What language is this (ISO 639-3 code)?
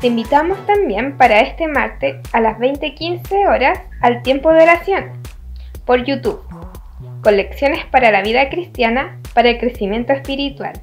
spa